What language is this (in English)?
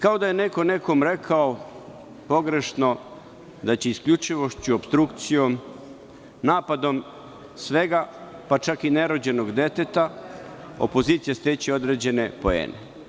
Serbian